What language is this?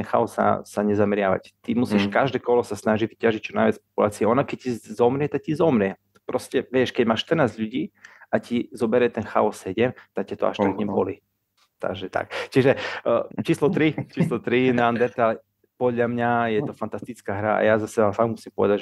Slovak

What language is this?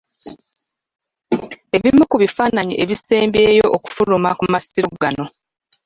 Ganda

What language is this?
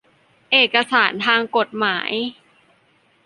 Thai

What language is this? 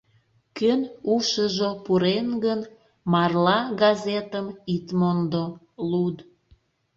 Mari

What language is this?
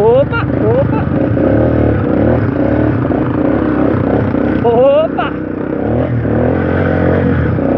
Portuguese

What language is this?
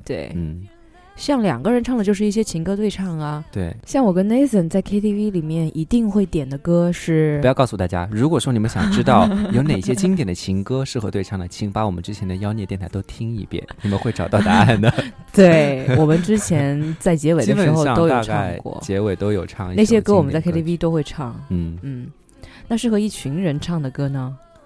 Chinese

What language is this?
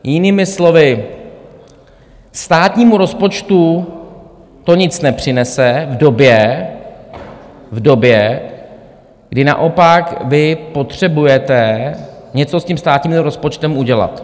Czech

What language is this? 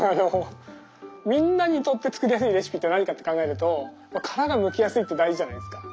Japanese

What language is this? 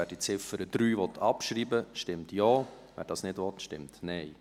Swiss German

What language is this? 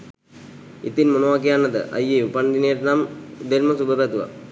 Sinhala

